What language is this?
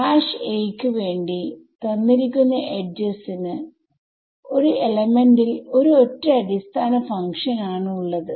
Malayalam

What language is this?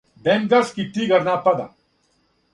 Serbian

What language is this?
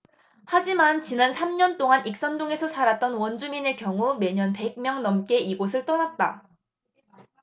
Korean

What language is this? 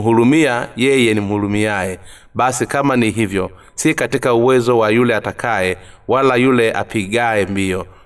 Swahili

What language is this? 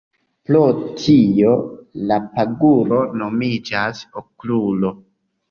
Esperanto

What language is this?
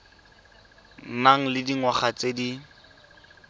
Tswana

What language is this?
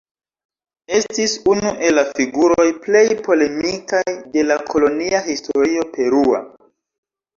Esperanto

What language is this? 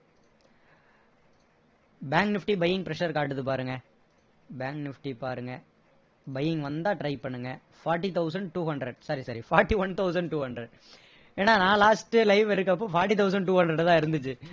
Tamil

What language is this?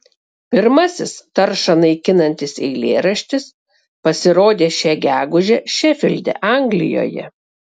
Lithuanian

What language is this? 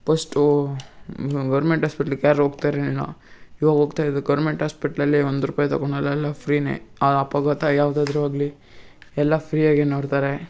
Kannada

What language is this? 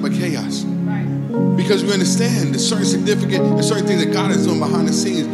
English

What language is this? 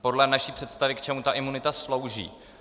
Czech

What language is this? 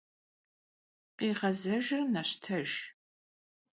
Kabardian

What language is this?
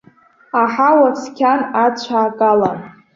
Abkhazian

